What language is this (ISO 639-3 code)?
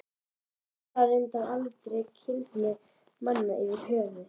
isl